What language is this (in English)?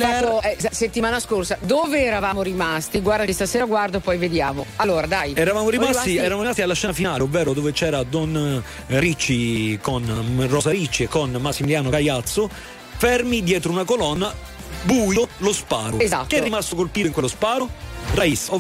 Italian